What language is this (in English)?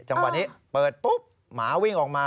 Thai